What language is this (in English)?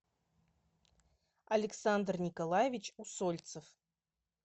Russian